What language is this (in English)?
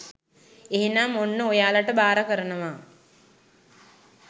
Sinhala